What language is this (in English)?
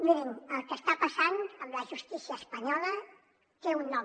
Catalan